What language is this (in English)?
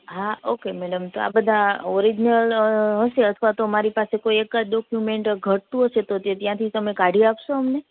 Gujarati